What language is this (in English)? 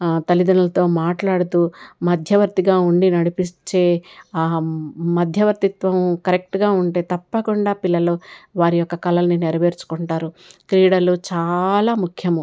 Telugu